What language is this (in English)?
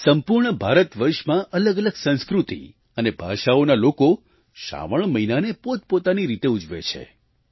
Gujarati